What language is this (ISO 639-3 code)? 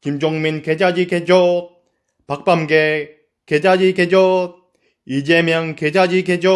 kor